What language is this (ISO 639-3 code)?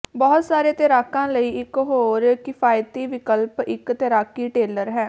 pan